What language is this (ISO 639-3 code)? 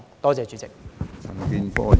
yue